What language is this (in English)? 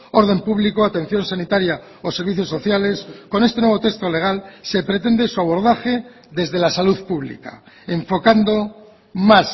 Spanish